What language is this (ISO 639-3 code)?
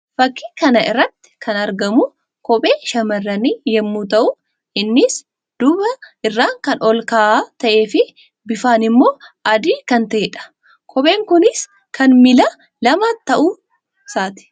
orm